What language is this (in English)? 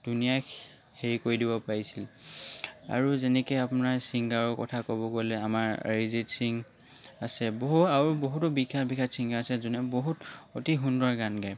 Assamese